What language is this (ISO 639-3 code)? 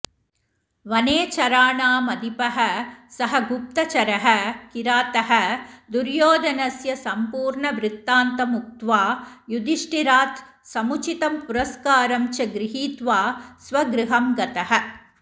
san